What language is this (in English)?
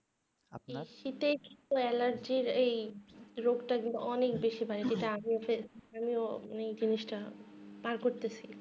Bangla